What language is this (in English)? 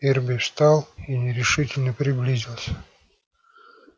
Russian